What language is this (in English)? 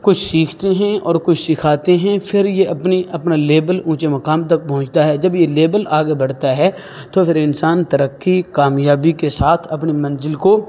Urdu